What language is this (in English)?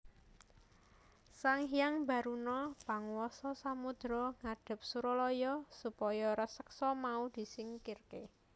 Javanese